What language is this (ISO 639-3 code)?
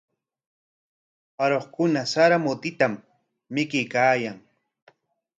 qwa